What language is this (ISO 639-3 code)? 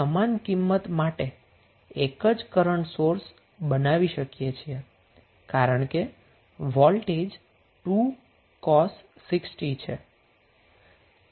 guj